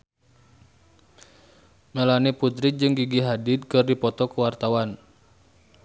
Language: Sundanese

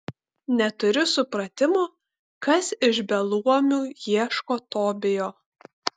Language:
Lithuanian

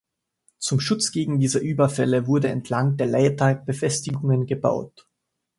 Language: German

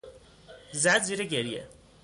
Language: Persian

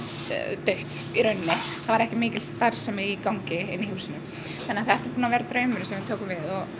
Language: Icelandic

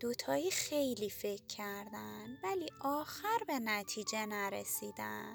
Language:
Persian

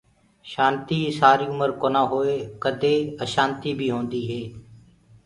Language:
Gurgula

